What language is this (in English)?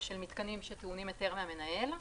Hebrew